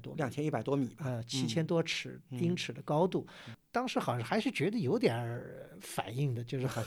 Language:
Chinese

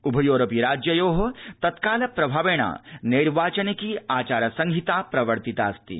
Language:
Sanskrit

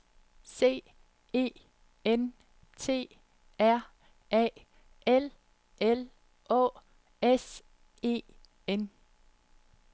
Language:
Danish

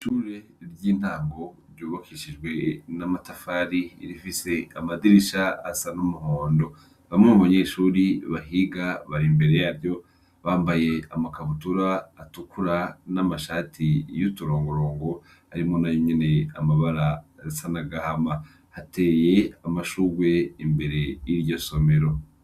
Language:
Rundi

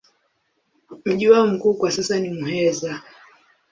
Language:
Swahili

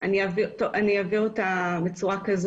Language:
Hebrew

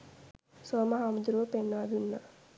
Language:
Sinhala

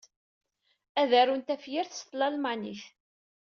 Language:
Kabyle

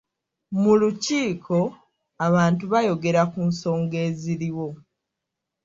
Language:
Ganda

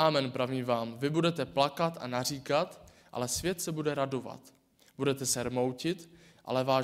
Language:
Czech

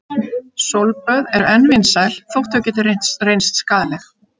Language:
Icelandic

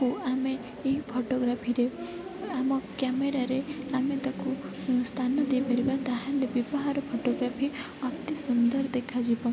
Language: Odia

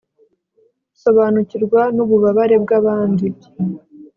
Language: Kinyarwanda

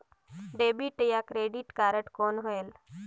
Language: Chhattisgarhi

